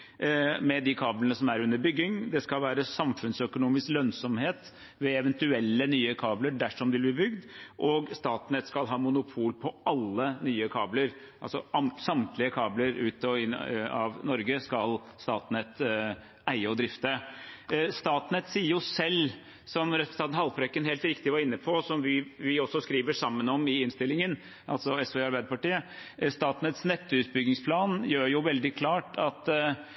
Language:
Norwegian Bokmål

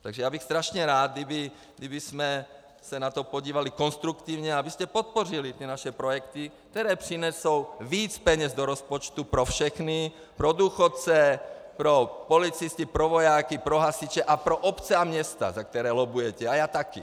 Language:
Czech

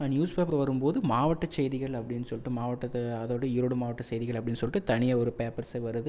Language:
Tamil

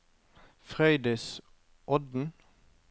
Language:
Norwegian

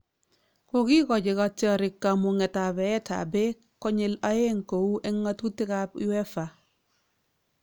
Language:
Kalenjin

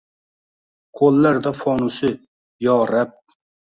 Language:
Uzbek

